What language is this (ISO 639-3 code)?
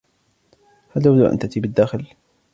ara